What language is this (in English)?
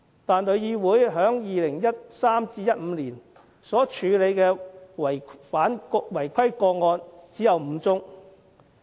Cantonese